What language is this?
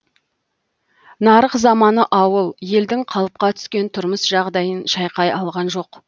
Kazakh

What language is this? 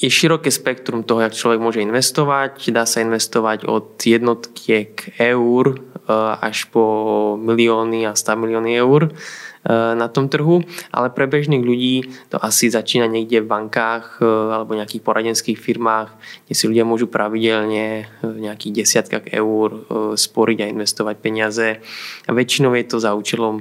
Slovak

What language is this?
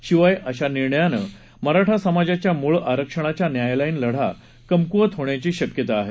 Marathi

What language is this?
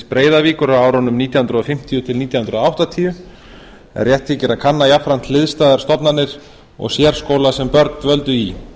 Icelandic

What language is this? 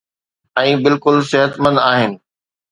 Sindhi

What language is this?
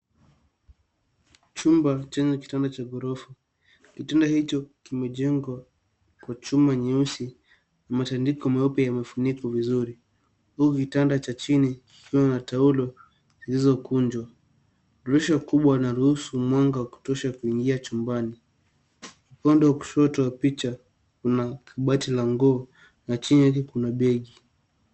Swahili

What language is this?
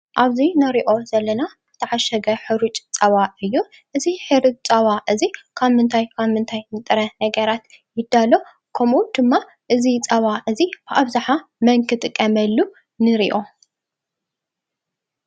Tigrinya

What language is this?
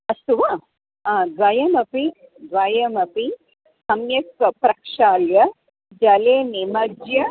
Sanskrit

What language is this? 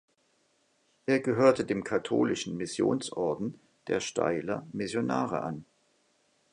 German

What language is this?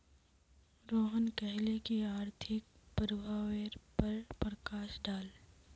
Magahi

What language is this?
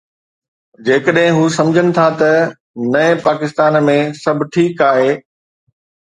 Sindhi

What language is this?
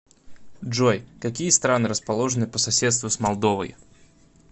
Russian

